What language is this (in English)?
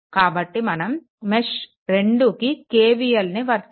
Telugu